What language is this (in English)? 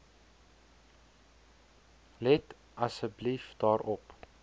Afrikaans